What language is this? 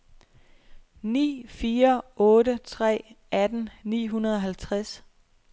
Danish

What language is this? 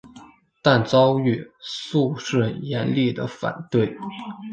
Chinese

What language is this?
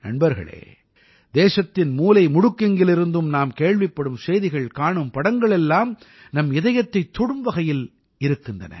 Tamil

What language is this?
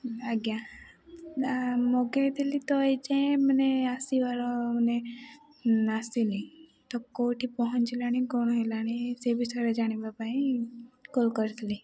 Odia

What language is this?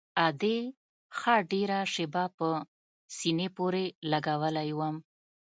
Pashto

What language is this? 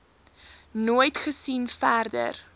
Afrikaans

